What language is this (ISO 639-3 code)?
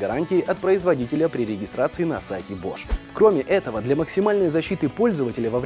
rus